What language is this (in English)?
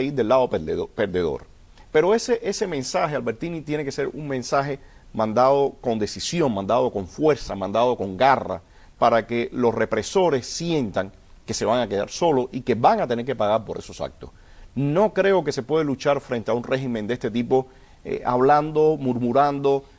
Spanish